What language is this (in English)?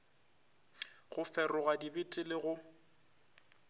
Northern Sotho